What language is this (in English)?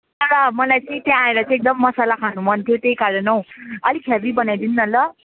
Nepali